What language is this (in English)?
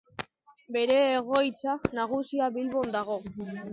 Basque